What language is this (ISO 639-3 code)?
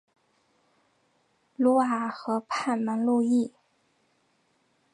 zho